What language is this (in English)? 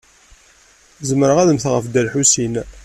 Kabyle